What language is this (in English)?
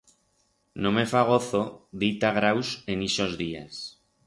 Aragonese